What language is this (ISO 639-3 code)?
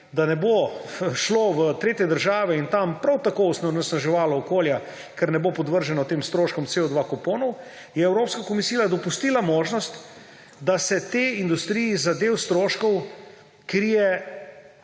slv